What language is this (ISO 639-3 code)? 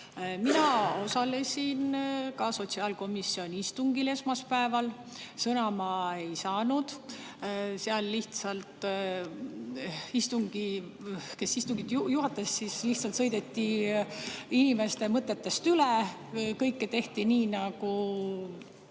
est